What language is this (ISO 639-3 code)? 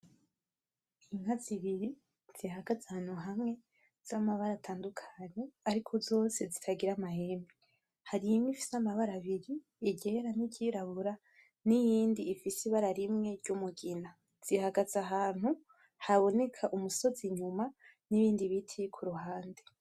run